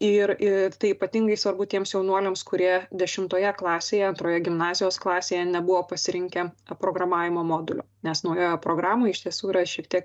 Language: Lithuanian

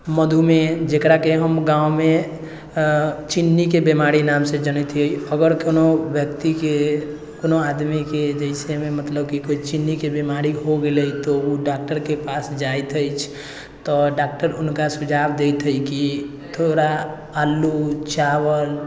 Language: Maithili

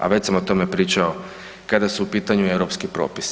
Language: Croatian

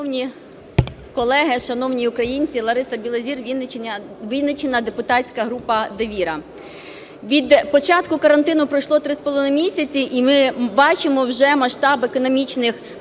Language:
Ukrainian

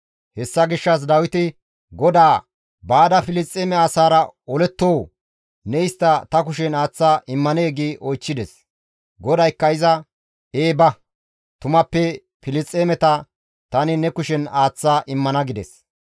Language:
Gamo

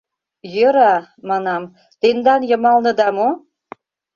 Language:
Mari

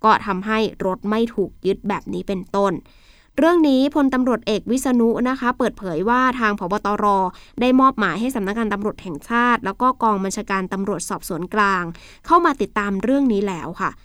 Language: Thai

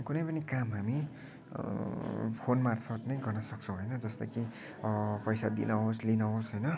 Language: Nepali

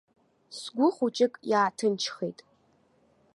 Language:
Abkhazian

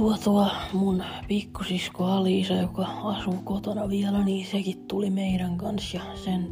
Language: Finnish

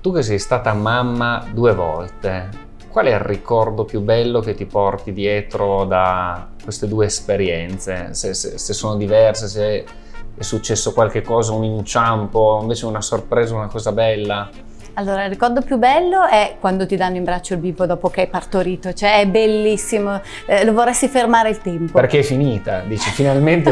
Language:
Italian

